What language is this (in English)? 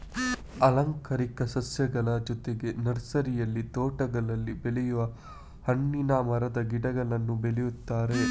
Kannada